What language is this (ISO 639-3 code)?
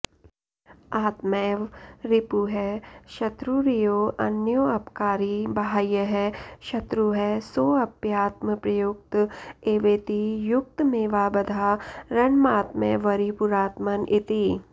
san